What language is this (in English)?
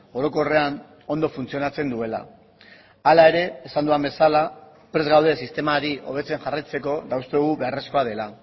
Basque